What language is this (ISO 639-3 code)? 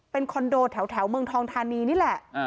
tha